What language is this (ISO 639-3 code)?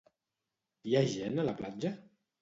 cat